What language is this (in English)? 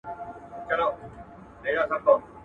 Pashto